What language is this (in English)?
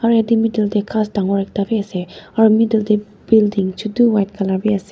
Naga Pidgin